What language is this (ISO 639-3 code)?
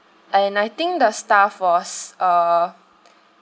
eng